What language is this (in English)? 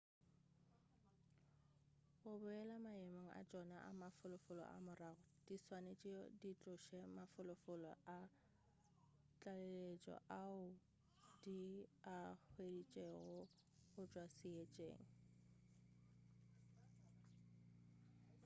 Northern Sotho